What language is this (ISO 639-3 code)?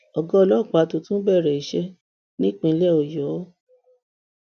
yor